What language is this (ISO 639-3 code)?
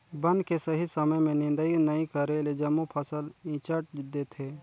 hne